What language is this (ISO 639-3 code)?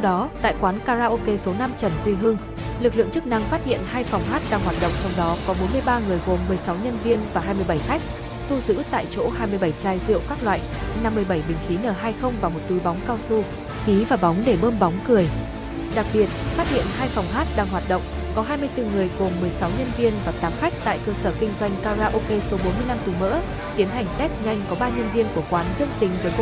vie